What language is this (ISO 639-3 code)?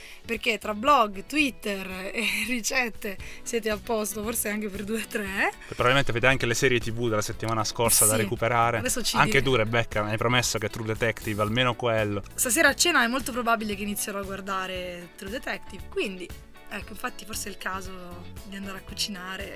ita